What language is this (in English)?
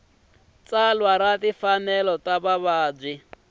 Tsonga